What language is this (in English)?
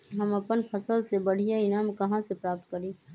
Magahi